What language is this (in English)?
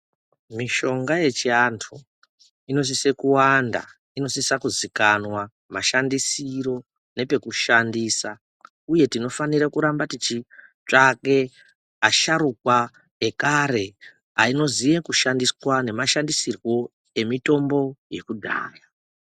Ndau